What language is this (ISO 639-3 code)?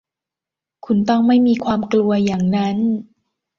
tha